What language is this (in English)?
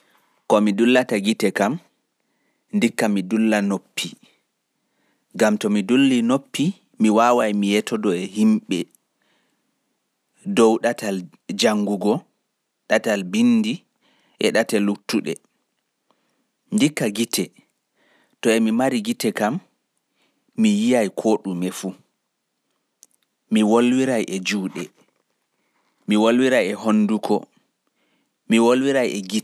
Fula